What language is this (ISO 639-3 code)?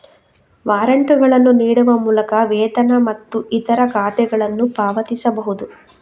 kan